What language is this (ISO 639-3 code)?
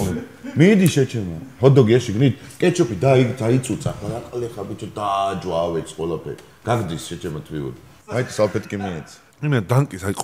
ron